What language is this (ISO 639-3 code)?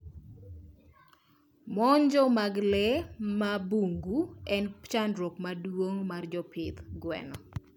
luo